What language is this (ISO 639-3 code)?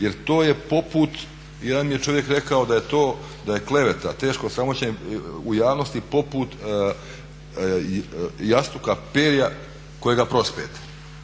hrv